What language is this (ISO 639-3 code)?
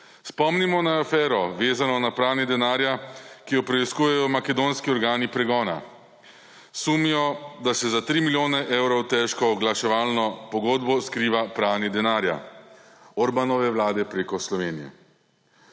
slv